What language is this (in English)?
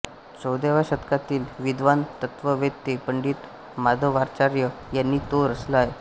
Marathi